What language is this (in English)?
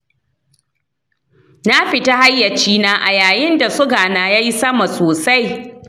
Hausa